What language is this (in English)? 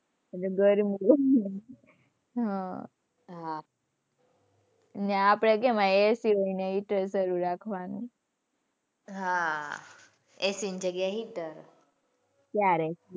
Gujarati